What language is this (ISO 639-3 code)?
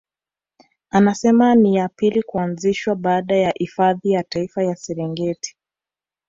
swa